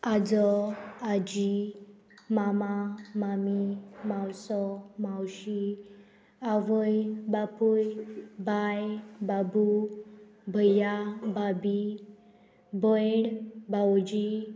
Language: Konkani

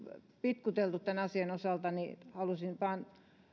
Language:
Finnish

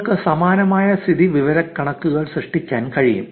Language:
Malayalam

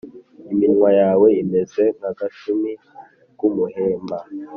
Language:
Kinyarwanda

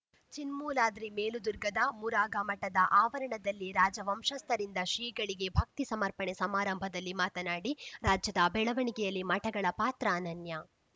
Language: Kannada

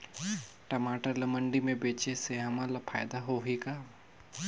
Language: Chhattisgarhi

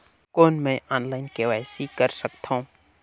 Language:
Chhattisgarhi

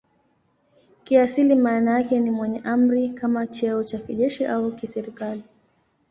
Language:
Swahili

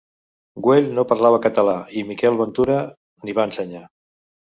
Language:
Catalan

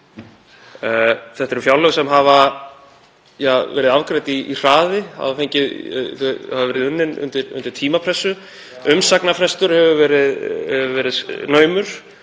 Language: Icelandic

